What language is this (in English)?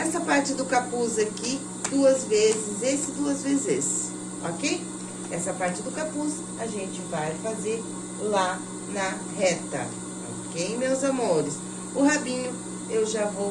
Portuguese